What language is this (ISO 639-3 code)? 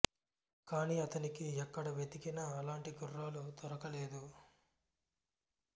tel